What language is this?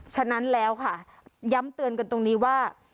Thai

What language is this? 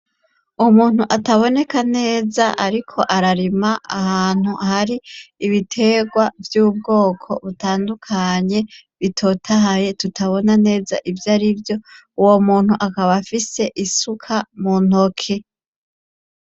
Rundi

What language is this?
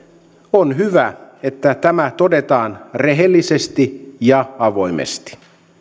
Finnish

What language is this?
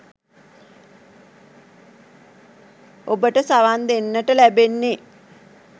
Sinhala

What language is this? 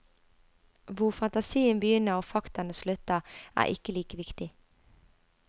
Norwegian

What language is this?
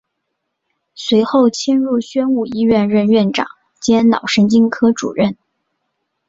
Chinese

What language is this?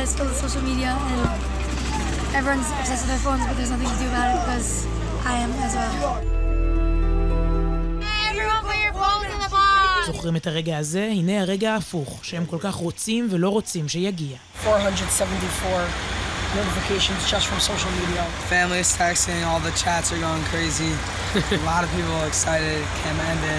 Hebrew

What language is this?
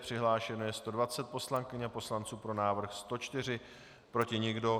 Czech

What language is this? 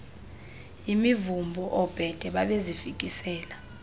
Xhosa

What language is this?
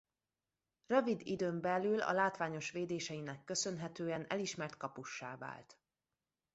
Hungarian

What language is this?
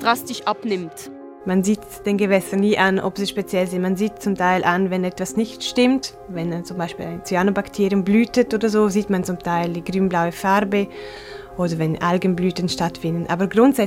German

